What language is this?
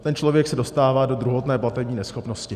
Czech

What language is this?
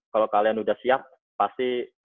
Indonesian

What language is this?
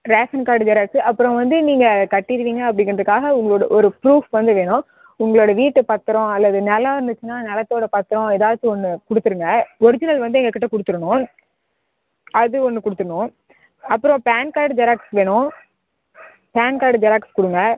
Tamil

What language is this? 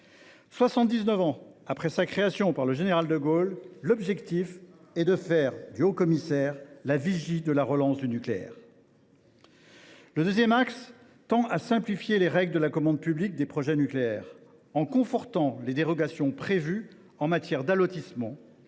French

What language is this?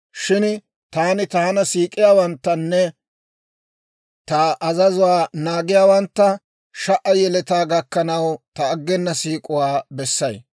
Dawro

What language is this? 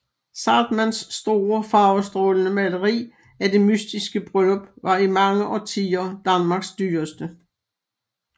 Danish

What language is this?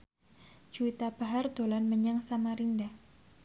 Javanese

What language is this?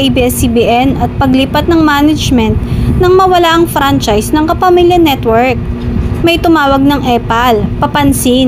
Filipino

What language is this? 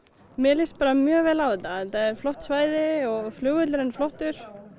Icelandic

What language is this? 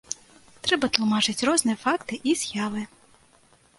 Belarusian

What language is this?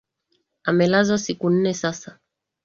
Swahili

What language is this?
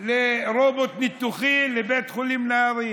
Hebrew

